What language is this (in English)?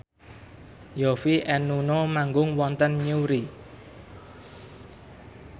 Javanese